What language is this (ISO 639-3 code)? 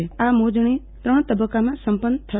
guj